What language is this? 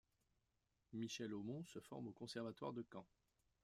French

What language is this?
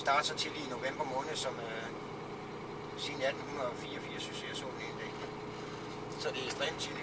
Danish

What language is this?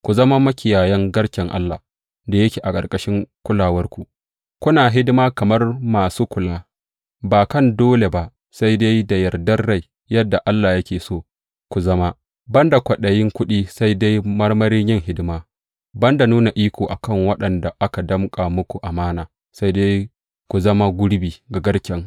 Hausa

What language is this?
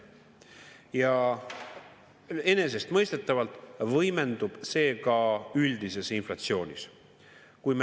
Estonian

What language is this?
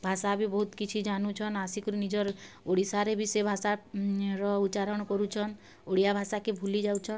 Odia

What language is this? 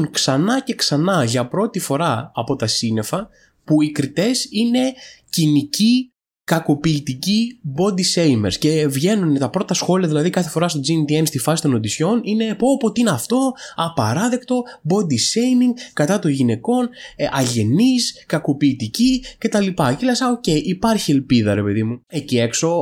Greek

